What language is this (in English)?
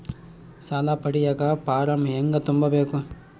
Kannada